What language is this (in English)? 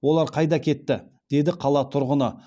Kazakh